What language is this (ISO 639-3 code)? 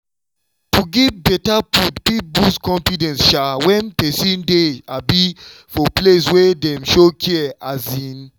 pcm